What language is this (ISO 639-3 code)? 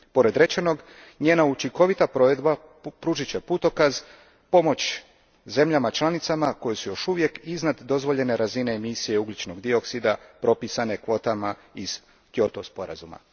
hrv